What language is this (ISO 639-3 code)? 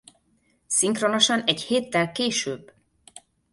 hun